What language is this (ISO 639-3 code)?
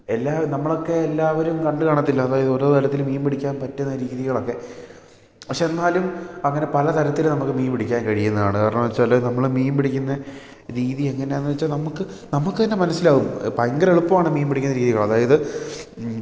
mal